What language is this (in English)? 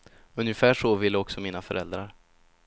Swedish